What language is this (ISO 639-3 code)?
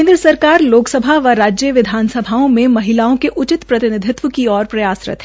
hin